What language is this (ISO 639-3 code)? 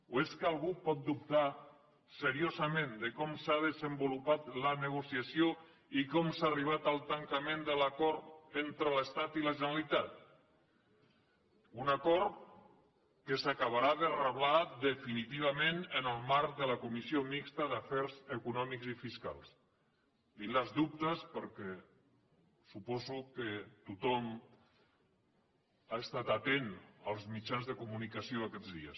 cat